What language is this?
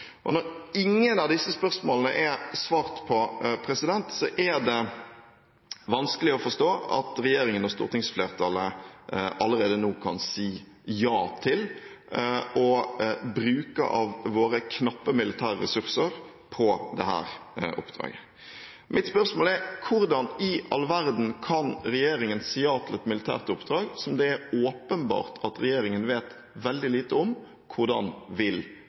Norwegian Bokmål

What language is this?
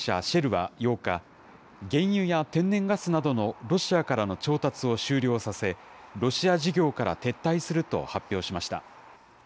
Japanese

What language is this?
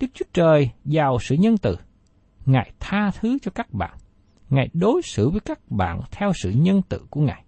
Vietnamese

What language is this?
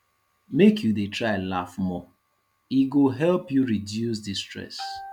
Nigerian Pidgin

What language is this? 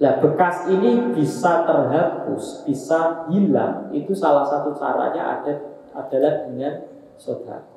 Indonesian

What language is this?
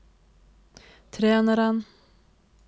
Norwegian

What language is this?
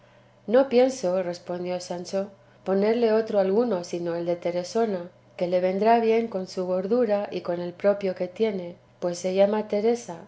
Spanish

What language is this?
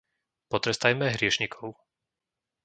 Slovak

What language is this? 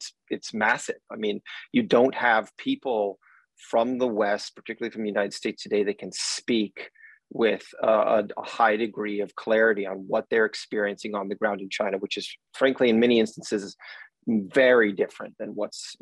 English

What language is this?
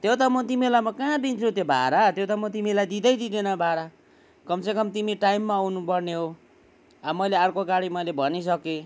Nepali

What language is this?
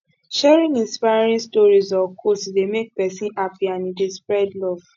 Nigerian Pidgin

